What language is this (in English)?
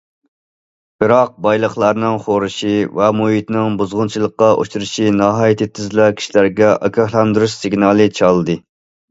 Uyghur